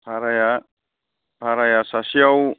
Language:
Bodo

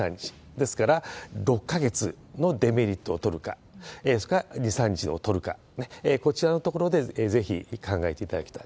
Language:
Japanese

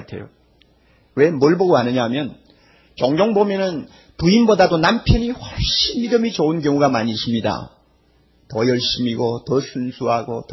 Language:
Korean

